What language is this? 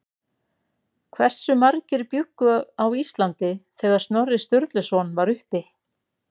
Icelandic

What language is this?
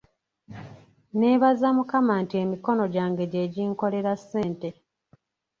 Ganda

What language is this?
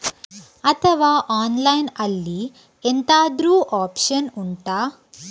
Kannada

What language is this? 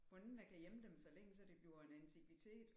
Danish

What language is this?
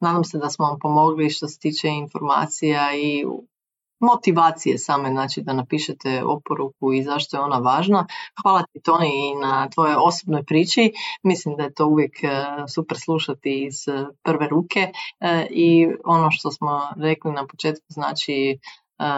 Croatian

